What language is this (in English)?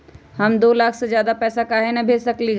Magahi